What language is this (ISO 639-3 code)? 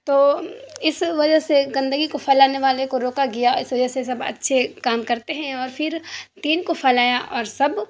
urd